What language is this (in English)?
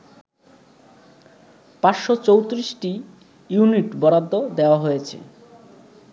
Bangla